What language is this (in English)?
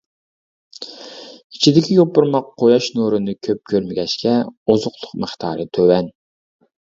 Uyghur